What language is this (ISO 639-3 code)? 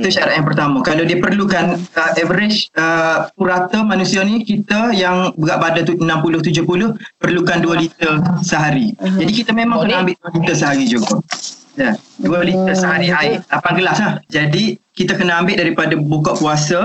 msa